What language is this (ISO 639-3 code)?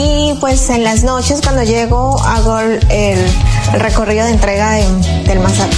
spa